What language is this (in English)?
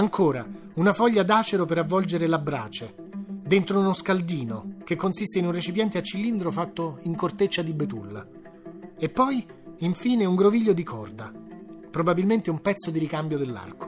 Italian